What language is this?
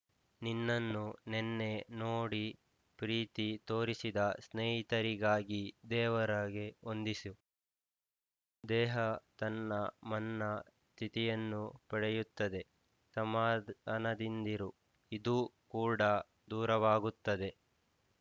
Kannada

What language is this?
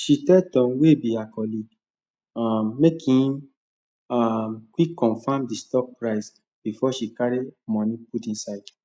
Nigerian Pidgin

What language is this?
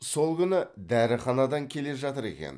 Kazakh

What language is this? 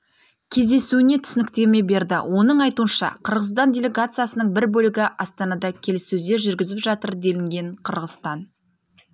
Kazakh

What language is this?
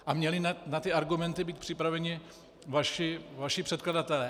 Czech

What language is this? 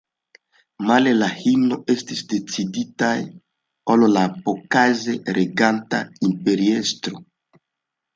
Esperanto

